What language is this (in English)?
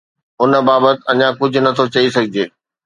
Sindhi